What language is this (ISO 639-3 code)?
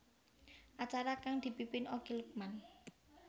jav